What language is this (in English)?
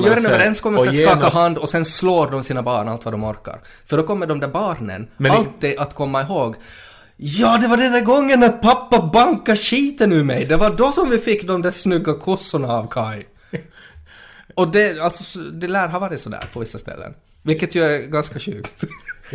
Swedish